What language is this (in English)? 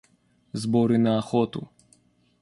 Russian